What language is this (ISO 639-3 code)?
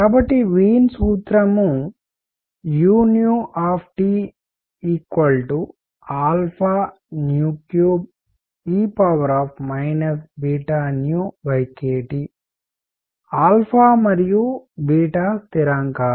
tel